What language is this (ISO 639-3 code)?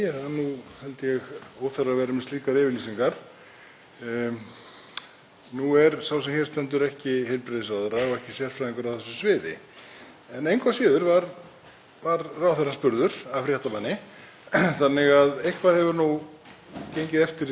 isl